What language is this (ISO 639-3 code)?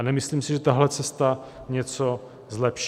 ces